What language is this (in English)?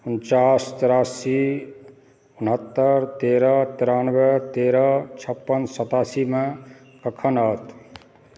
Maithili